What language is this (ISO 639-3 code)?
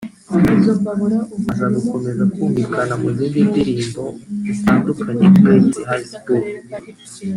kin